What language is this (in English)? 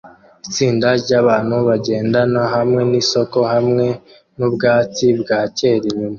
Kinyarwanda